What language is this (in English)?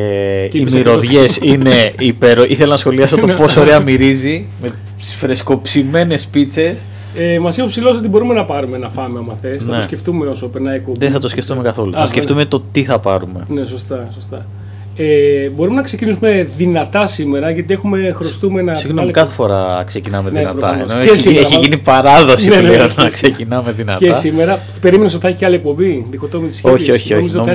Greek